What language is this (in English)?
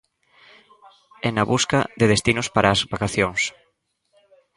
Galician